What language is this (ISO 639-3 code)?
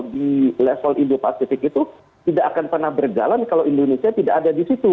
ind